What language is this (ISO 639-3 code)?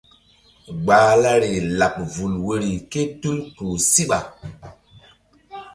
mdd